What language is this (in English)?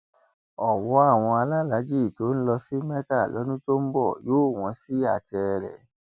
Yoruba